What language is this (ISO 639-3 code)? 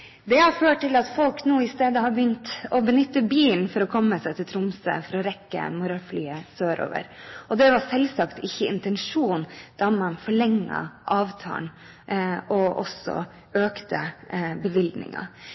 nob